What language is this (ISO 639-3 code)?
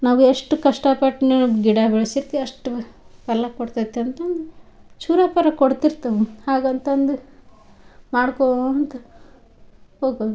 kan